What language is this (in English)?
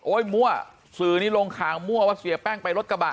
Thai